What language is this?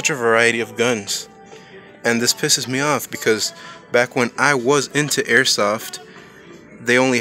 English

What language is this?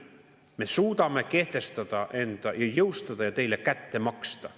Estonian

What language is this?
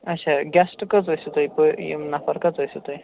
Kashmiri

